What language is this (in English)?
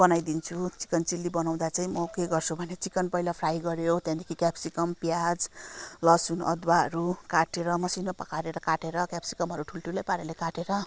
Nepali